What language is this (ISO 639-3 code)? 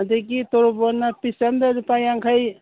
mni